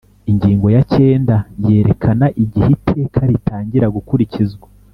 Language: Kinyarwanda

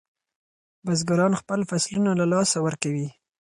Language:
Pashto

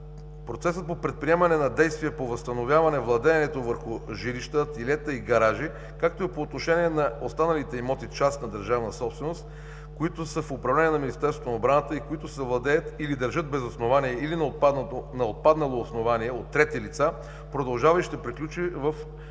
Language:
Bulgarian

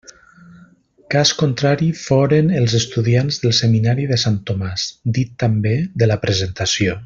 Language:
Catalan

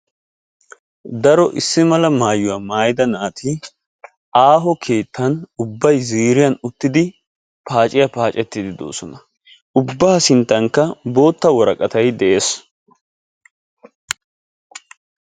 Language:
Wolaytta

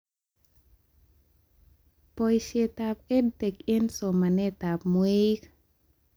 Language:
Kalenjin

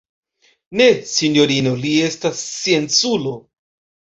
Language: Esperanto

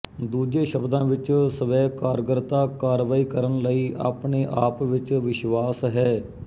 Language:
Punjabi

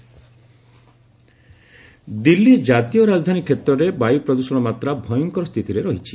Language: Odia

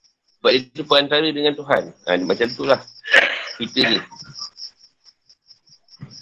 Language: Malay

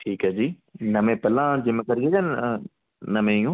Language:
Punjabi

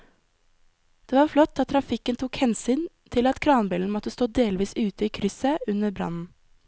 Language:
Norwegian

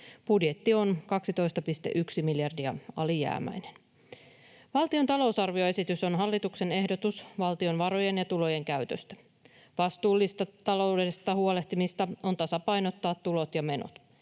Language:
Finnish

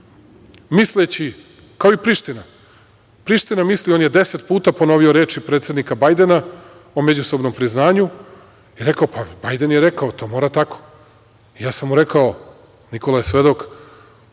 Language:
Serbian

